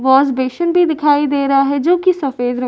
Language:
Hindi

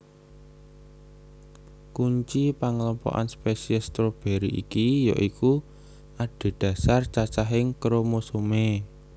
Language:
Javanese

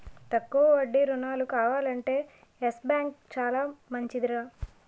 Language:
Telugu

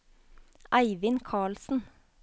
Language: Norwegian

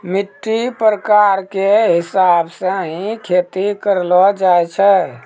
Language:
Maithili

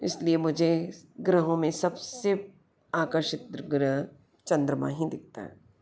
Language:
Hindi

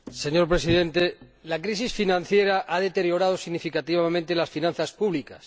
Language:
Spanish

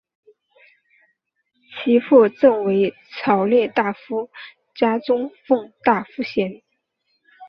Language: Chinese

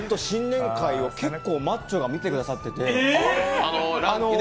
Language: Japanese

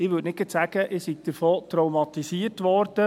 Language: Swiss German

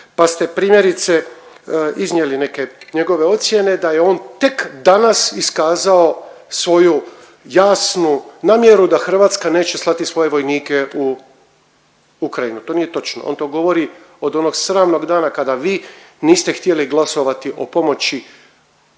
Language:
Croatian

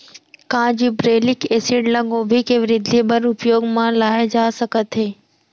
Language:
Chhattisgarhi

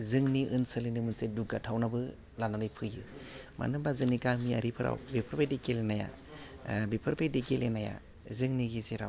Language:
Bodo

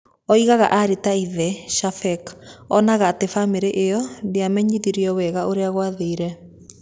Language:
Kikuyu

